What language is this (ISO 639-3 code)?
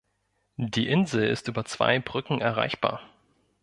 deu